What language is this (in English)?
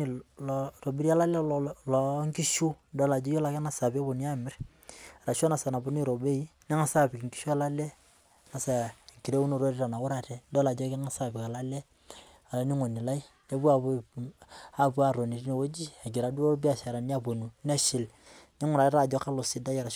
Masai